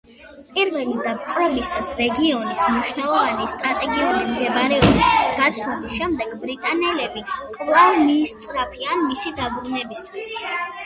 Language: Georgian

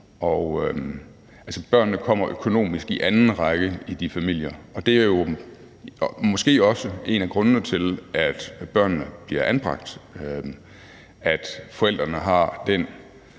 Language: Danish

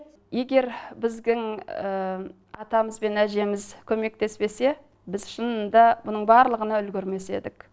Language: Kazakh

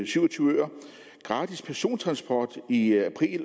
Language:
Danish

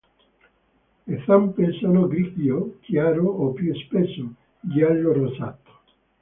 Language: Italian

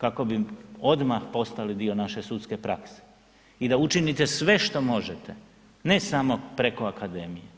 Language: Croatian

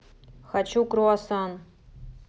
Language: Russian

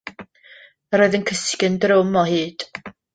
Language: Welsh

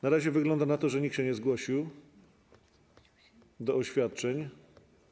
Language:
Polish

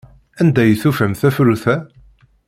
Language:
Kabyle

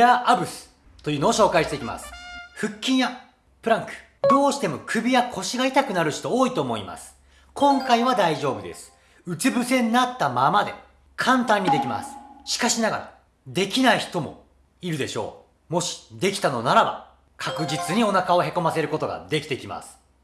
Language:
Japanese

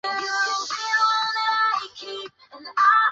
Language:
Chinese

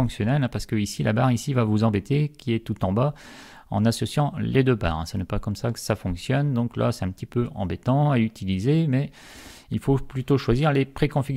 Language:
French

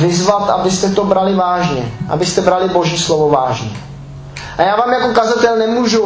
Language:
Czech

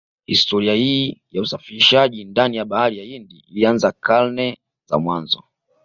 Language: Swahili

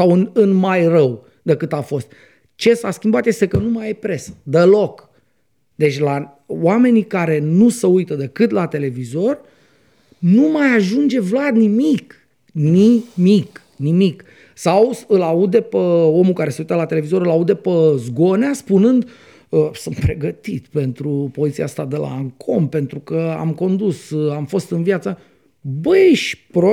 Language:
Romanian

